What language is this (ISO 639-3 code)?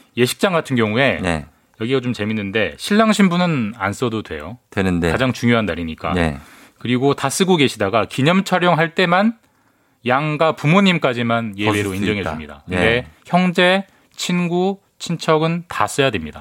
kor